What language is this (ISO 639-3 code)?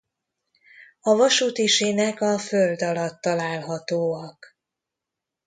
hun